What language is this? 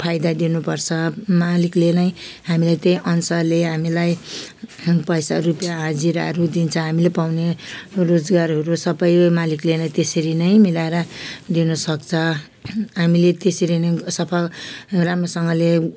Nepali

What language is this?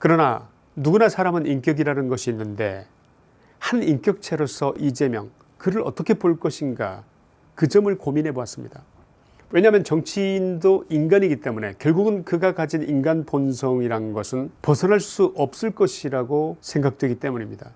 Korean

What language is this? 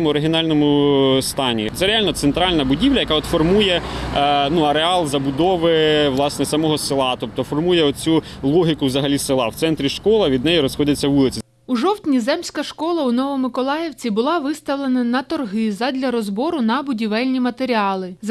Ukrainian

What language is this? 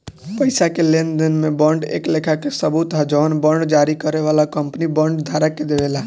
Bhojpuri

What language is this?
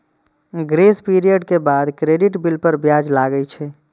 Maithili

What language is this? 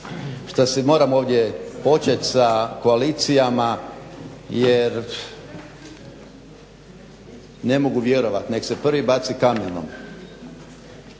Croatian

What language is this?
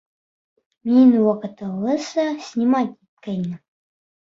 Bashkir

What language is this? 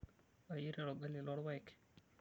Masai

